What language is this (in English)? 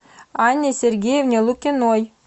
Russian